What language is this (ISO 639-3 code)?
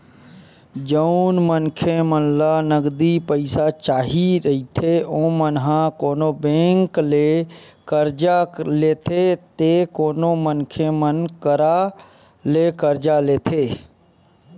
hne